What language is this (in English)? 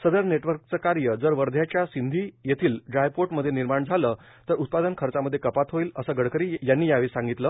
Marathi